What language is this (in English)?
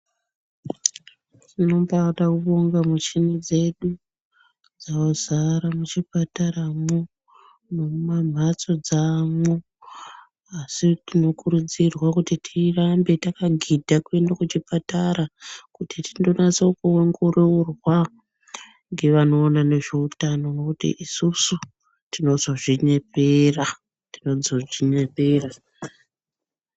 Ndau